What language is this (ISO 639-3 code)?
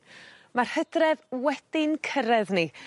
cym